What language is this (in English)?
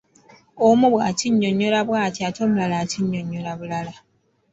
Ganda